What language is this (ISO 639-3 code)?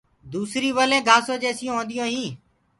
ggg